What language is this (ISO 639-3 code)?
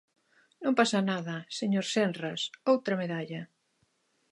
glg